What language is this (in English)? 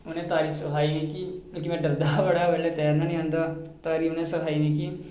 Dogri